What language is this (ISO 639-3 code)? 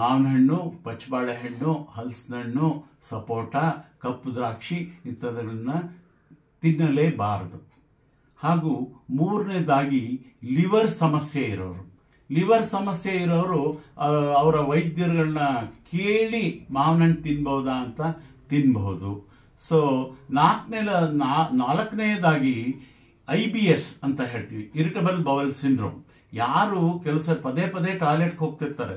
kan